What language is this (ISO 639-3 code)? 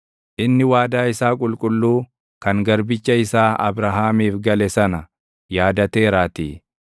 orm